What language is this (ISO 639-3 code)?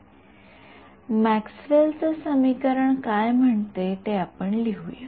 mar